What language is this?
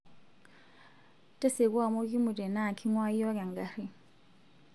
Masai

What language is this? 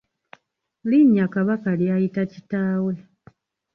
Ganda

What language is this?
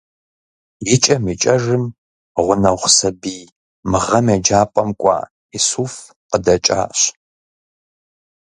Kabardian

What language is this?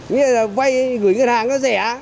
Vietnamese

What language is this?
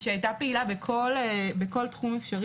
Hebrew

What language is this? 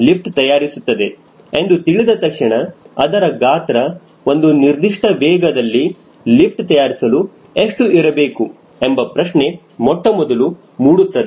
Kannada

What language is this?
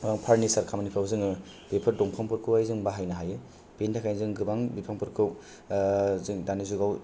Bodo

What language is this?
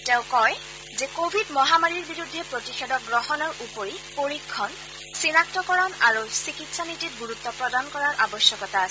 Assamese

